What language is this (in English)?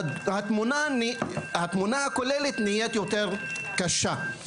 Hebrew